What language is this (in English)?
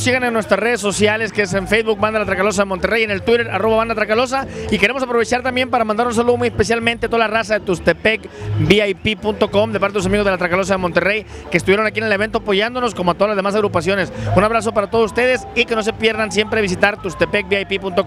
Spanish